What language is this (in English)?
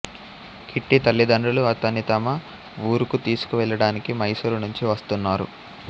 Telugu